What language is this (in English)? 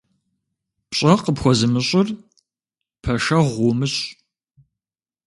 Kabardian